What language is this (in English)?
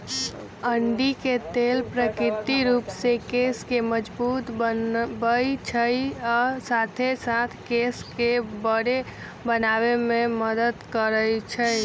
Magahi